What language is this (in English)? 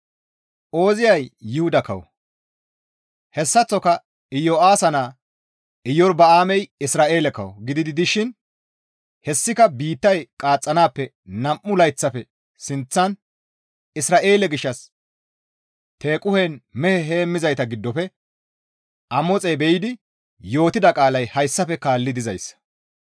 Gamo